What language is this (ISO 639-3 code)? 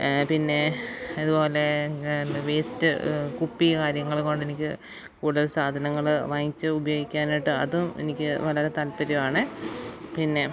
mal